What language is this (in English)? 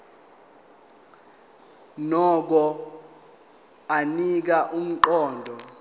Zulu